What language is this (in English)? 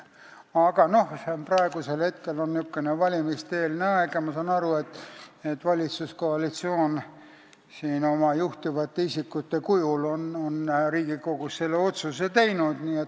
Estonian